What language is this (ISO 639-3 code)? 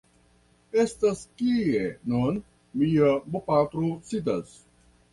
epo